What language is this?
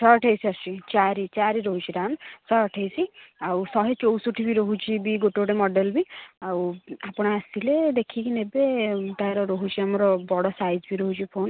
Odia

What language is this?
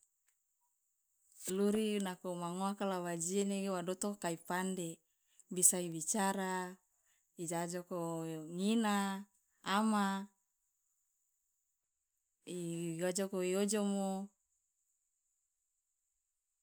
Loloda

